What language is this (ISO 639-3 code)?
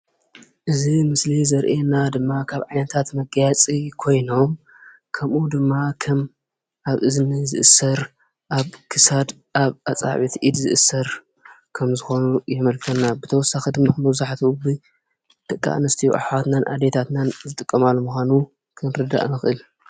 tir